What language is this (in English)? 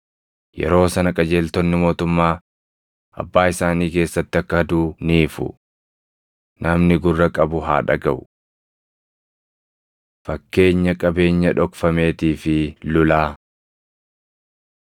Oromo